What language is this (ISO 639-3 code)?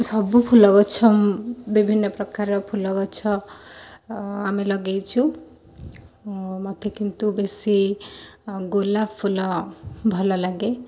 ori